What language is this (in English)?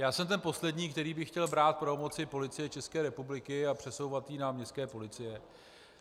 Czech